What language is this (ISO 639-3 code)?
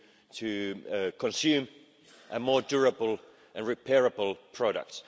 eng